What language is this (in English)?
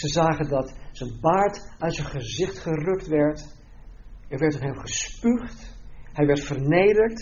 Dutch